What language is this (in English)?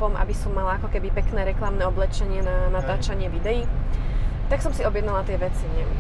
Slovak